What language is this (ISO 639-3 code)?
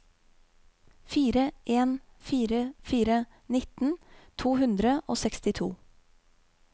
nor